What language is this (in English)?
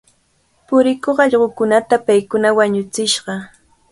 Cajatambo North Lima Quechua